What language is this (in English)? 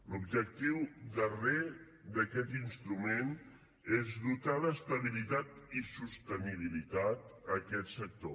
Catalan